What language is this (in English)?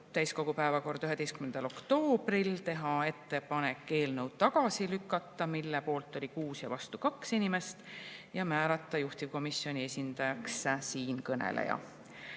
Estonian